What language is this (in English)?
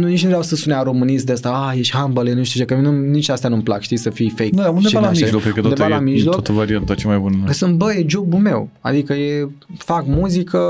Romanian